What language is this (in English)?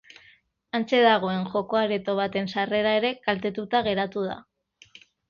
Basque